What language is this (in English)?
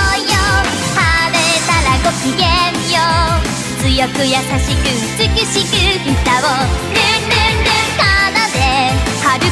Korean